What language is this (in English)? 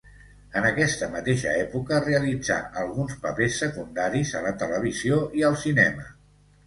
Catalan